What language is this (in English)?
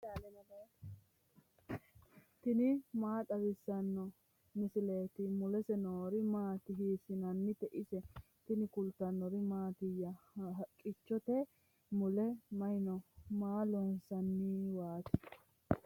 Sidamo